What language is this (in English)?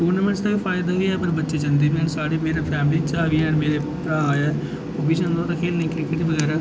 Dogri